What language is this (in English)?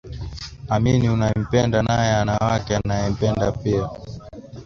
Swahili